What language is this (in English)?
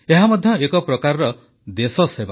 Odia